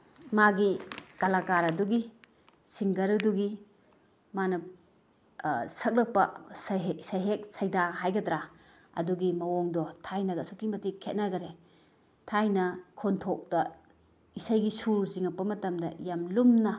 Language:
Manipuri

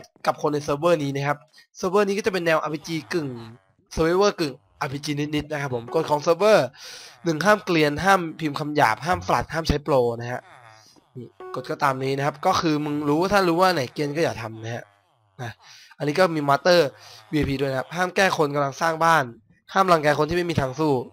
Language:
Thai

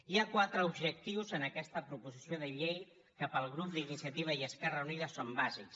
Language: Catalan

